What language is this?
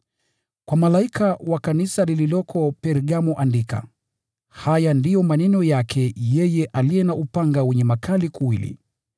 Swahili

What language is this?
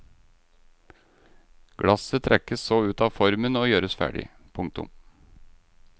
Norwegian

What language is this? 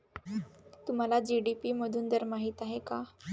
Marathi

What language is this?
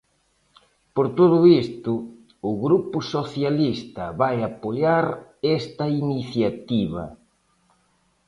Galician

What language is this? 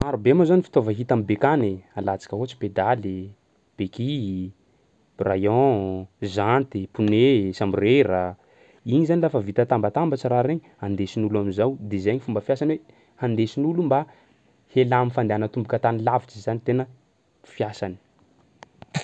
Sakalava Malagasy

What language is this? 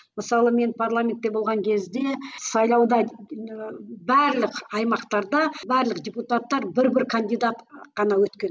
Kazakh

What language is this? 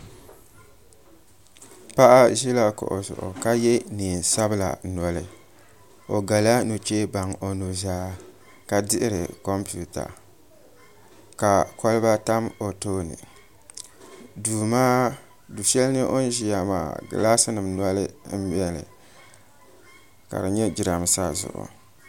Dagbani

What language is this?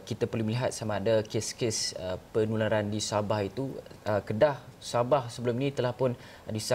Malay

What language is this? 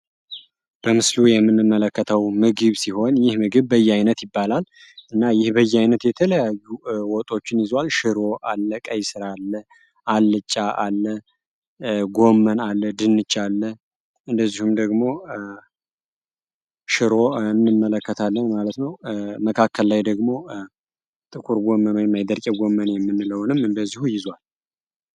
Amharic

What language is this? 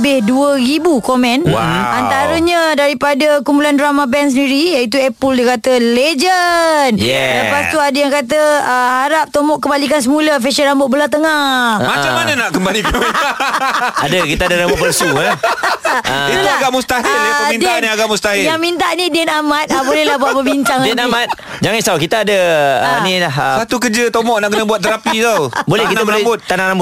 Malay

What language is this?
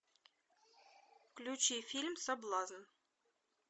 Russian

